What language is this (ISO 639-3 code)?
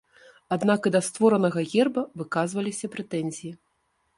bel